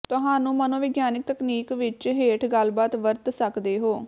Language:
Punjabi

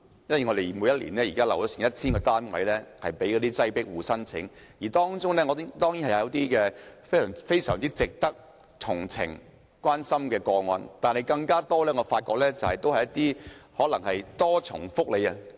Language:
Cantonese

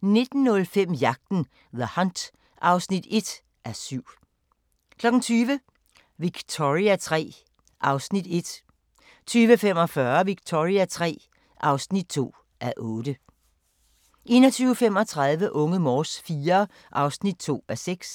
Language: Danish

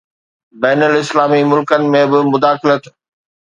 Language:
Sindhi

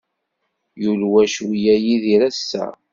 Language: Kabyle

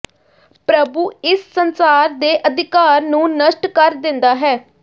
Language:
Punjabi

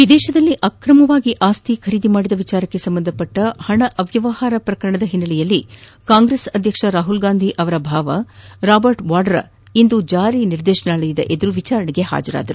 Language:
Kannada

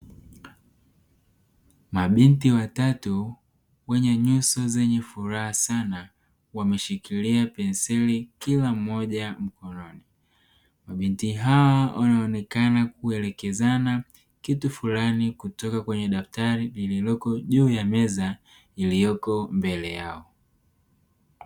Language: Swahili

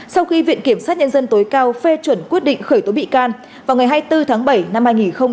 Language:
Vietnamese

